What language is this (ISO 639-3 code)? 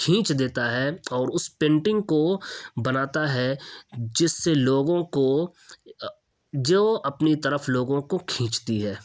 urd